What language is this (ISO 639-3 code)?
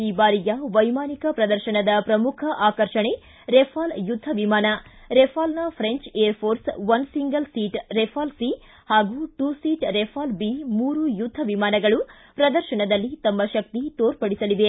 kan